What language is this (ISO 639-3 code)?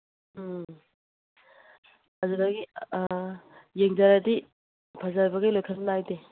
mni